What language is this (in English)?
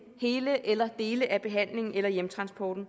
Danish